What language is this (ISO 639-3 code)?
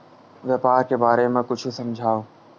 hne